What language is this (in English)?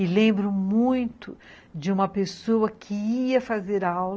Portuguese